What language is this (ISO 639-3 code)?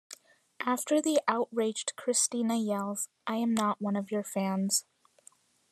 eng